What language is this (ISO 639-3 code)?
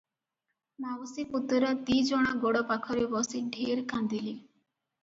ori